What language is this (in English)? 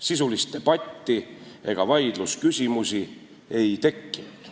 Estonian